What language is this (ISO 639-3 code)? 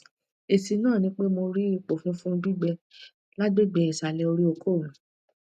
yor